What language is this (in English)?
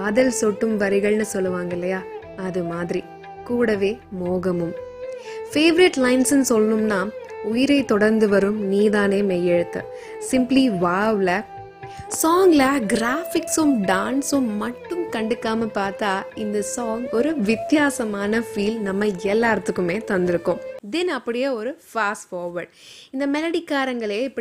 Tamil